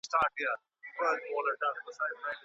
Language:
Pashto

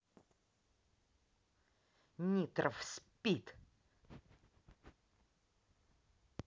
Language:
Russian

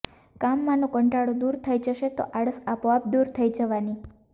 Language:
Gujarati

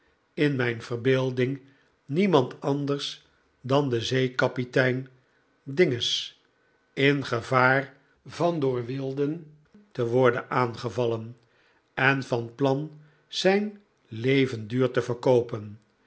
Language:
Dutch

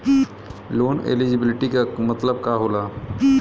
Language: Bhojpuri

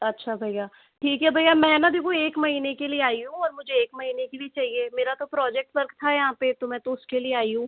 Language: Hindi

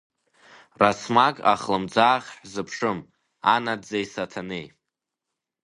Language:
Abkhazian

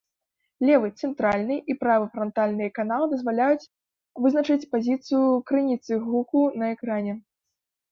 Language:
Belarusian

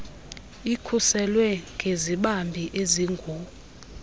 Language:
Xhosa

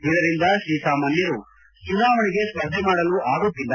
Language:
Kannada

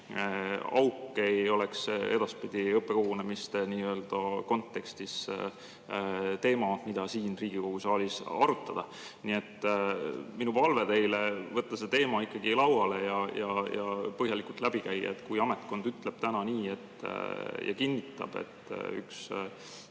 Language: Estonian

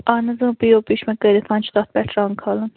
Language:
Kashmiri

